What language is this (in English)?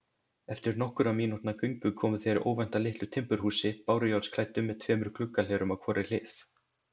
Icelandic